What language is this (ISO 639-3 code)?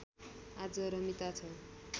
nep